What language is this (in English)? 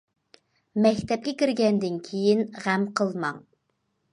Uyghur